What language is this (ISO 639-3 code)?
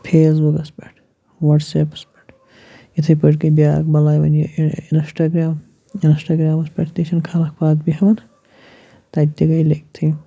kas